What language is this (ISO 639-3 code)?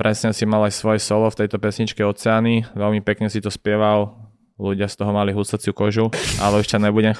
slk